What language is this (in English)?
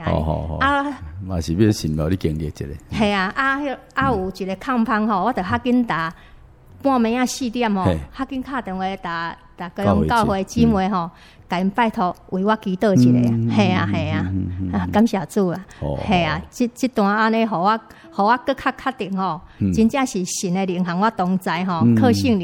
Chinese